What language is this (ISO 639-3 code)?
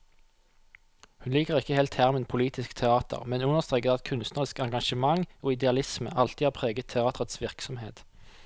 nor